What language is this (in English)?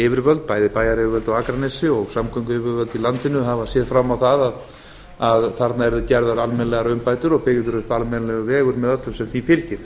Icelandic